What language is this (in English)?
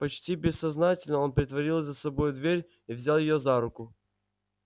Russian